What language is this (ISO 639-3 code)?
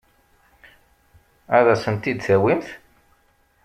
kab